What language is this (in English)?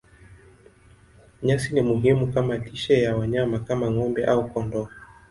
Swahili